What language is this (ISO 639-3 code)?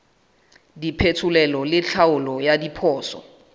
sot